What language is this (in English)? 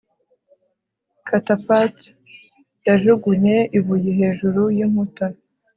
Kinyarwanda